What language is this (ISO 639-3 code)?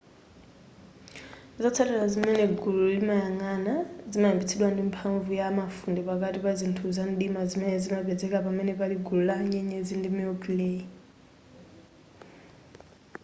nya